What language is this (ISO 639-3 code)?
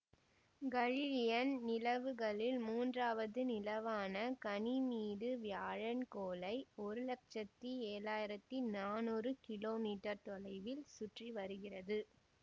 tam